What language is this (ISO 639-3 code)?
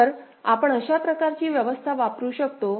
mar